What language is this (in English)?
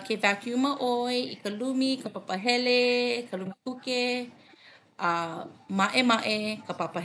Hawaiian